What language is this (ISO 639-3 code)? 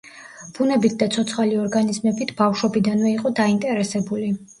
kat